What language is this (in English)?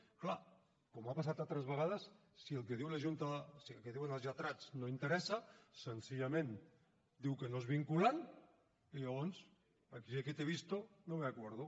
Catalan